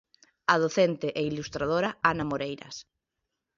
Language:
Galician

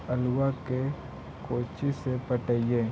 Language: Magahi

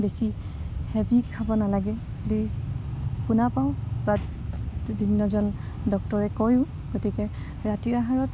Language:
Assamese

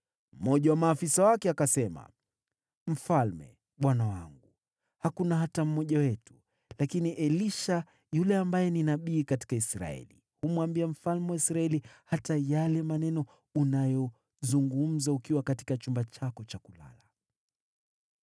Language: Swahili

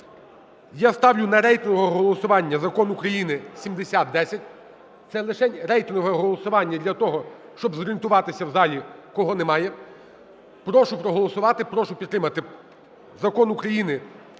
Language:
Ukrainian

